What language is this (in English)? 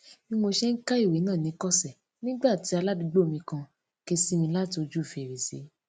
Yoruba